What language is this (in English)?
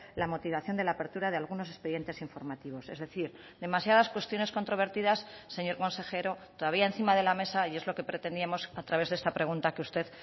Spanish